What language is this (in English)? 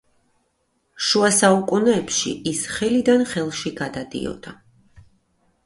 Georgian